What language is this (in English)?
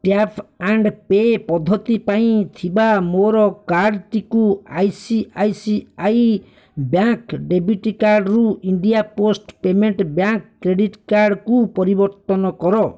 Odia